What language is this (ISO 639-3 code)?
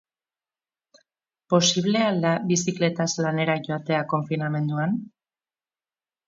eus